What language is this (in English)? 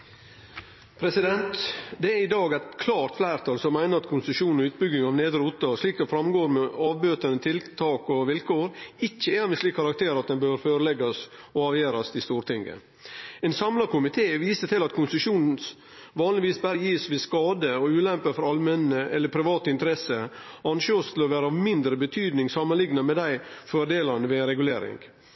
Norwegian